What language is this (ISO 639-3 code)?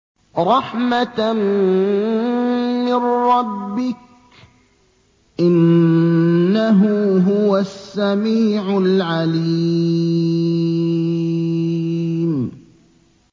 ara